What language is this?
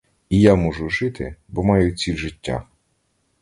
Ukrainian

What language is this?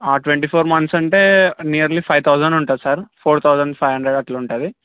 Telugu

